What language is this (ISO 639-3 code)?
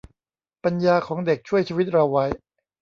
tha